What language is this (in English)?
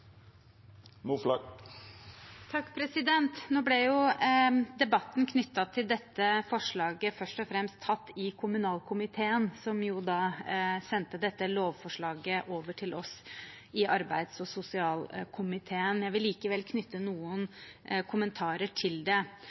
Norwegian